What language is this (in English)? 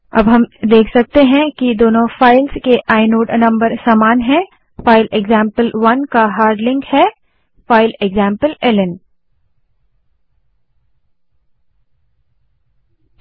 Hindi